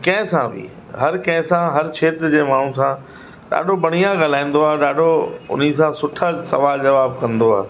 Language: Sindhi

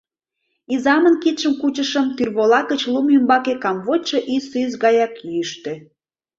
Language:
Mari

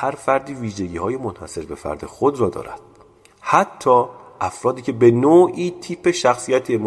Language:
Persian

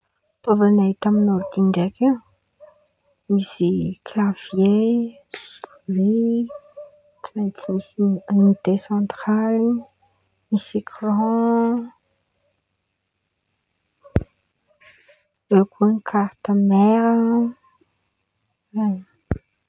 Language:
Antankarana Malagasy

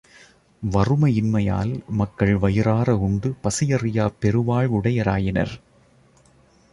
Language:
Tamil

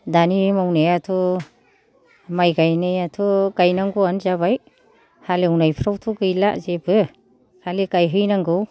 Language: Bodo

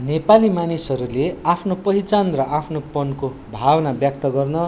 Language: Nepali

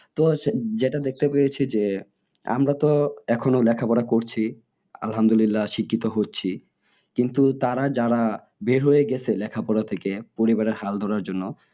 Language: Bangla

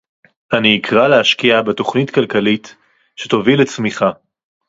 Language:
Hebrew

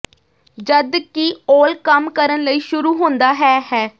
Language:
Punjabi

